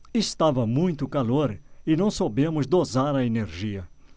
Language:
Portuguese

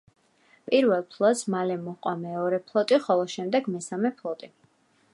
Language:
Georgian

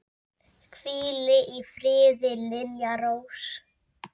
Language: Icelandic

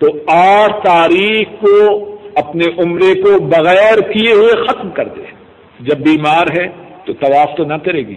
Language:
Urdu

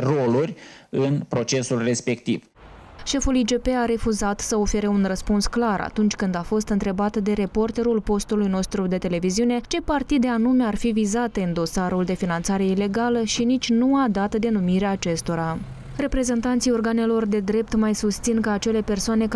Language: Romanian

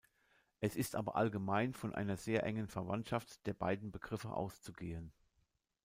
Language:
German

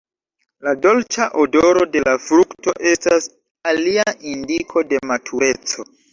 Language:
Esperanto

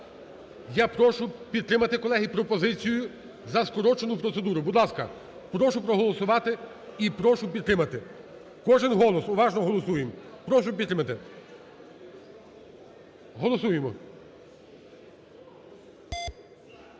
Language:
Ukrainian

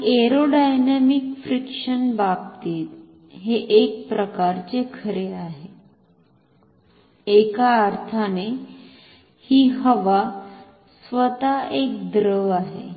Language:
Marathi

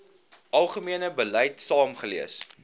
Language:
Afrikaans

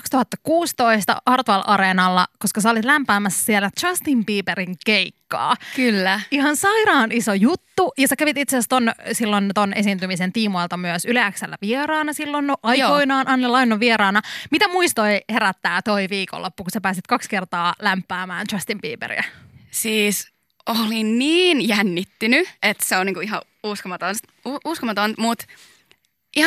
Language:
Finnish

